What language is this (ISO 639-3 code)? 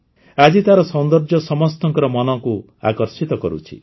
ori